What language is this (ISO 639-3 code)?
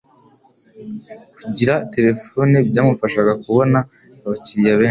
kin